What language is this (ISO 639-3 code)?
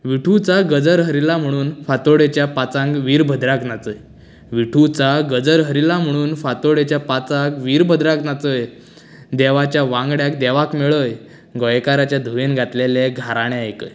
kok